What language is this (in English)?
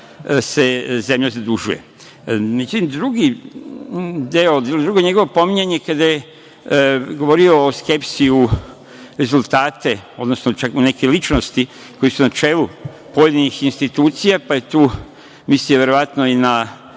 Serbian